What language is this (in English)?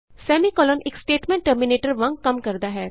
Punjabi